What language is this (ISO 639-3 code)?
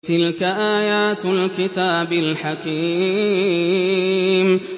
ara